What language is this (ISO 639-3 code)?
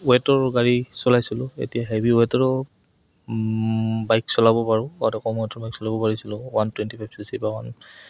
asm